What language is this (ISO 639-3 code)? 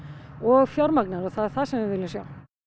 isl